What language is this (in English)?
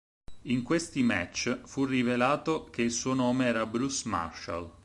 Italian